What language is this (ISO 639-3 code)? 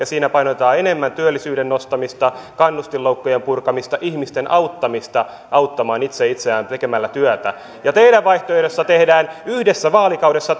fin